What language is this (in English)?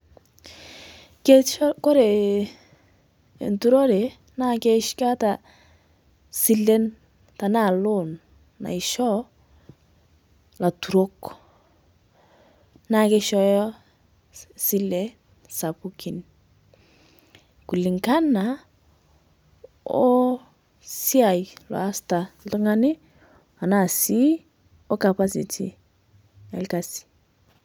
Masai